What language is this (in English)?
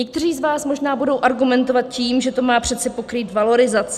Czech